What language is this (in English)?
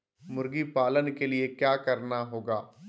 Magahi